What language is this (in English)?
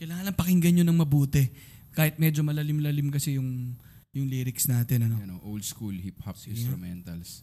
Filipino